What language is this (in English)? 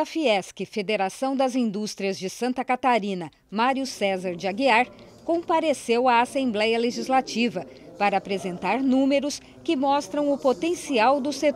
Portuguese